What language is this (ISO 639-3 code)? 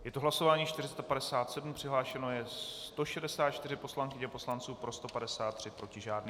ces